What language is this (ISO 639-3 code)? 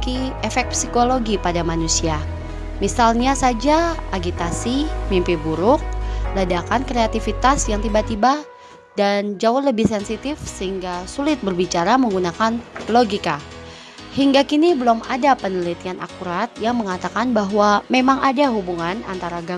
ind